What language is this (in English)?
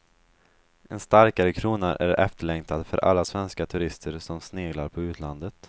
Swedish